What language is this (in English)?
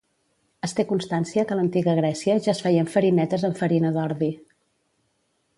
Catalan